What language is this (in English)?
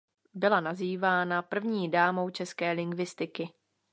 Czech